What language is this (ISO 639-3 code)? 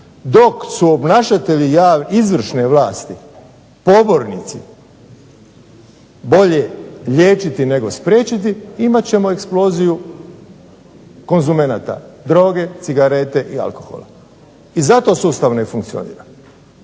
hrv